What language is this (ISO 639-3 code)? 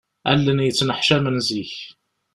kab